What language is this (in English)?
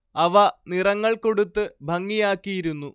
Malayalam